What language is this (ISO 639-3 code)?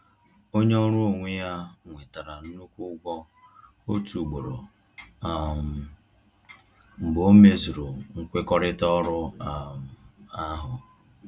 ibo